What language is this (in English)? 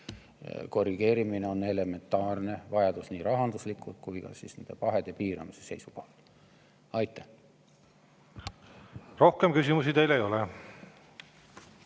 Estonian